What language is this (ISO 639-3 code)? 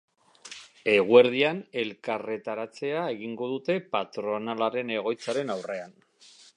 eus